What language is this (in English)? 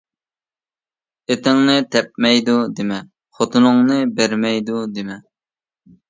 Uyghur